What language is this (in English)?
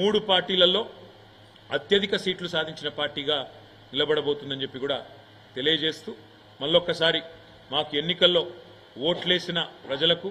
Telugu